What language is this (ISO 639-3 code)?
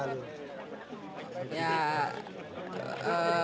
ind